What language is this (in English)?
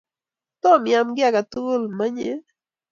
Kalenjin